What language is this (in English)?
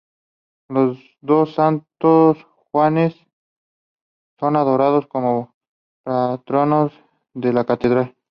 Spanish